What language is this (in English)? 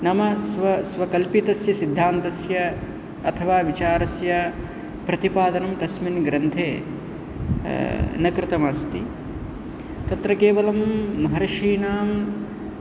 Sanskrit